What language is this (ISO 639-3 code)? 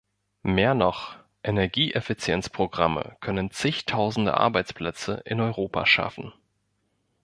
deu